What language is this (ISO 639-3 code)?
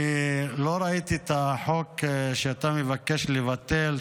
heb